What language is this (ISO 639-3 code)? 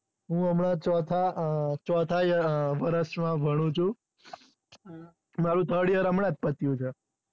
guj